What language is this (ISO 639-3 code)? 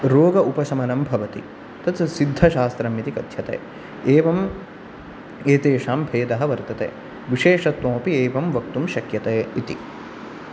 san